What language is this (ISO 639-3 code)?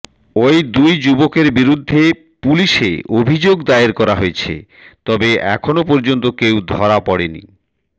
ben